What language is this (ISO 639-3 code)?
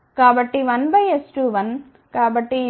tel